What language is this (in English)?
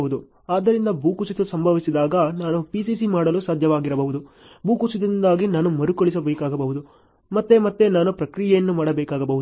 Kannada